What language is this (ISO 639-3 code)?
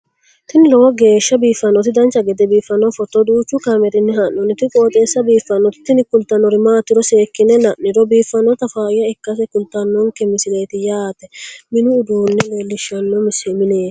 sid